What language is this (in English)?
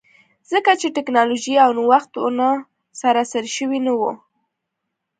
Pashto